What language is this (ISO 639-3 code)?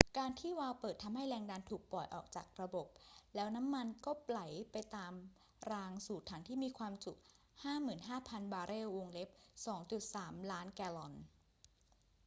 tha